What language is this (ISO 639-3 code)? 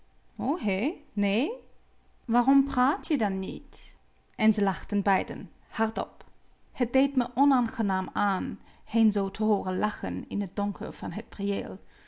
nld